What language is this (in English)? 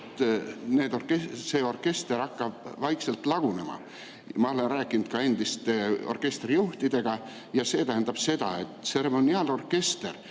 Estonian